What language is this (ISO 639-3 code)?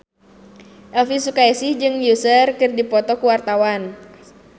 sun